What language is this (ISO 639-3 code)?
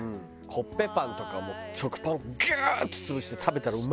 jpn